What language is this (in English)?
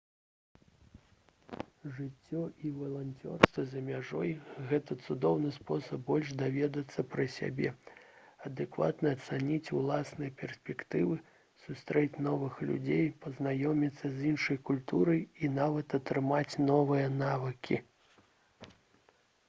Belarusian